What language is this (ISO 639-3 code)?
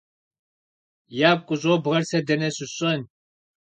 kbd